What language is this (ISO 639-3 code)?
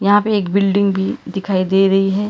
hin